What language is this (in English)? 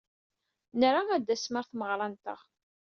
Kabyle